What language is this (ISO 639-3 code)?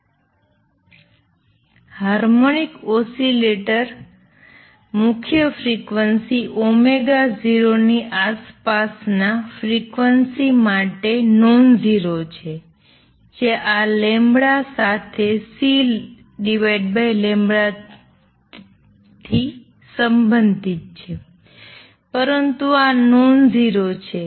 guj